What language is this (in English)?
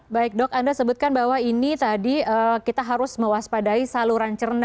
Indonesian